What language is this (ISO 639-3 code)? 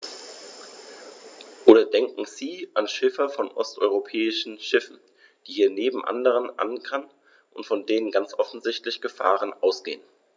deu